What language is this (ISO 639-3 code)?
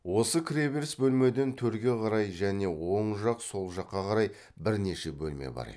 kaz